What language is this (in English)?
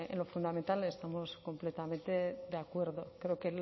Spanish